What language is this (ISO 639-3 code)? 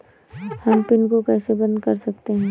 hin